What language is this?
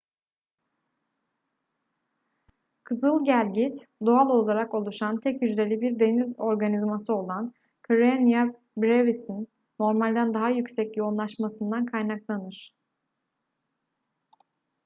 Turkish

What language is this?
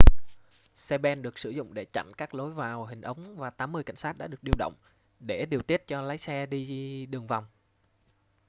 Vietnamese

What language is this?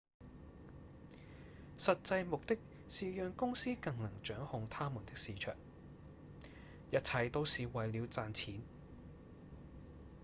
Cantonese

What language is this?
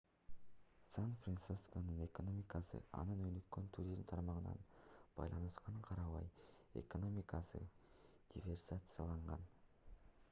Kyrgyz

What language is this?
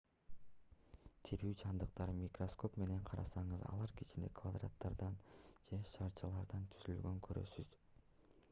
Kyrgyz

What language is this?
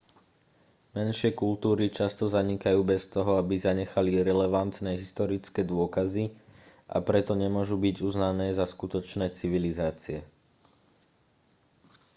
Slovak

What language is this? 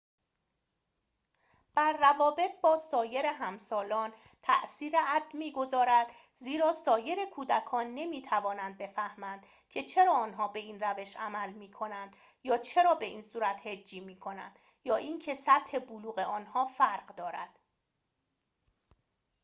Persian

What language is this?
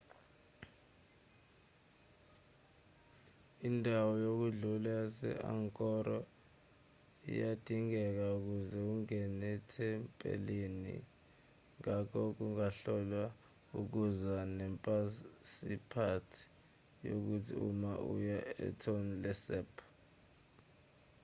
Zulu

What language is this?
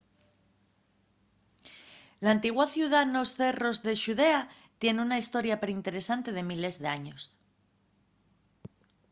Asturian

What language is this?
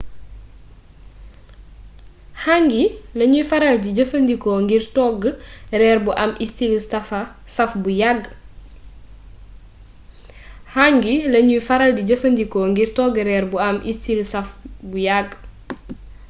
Wolof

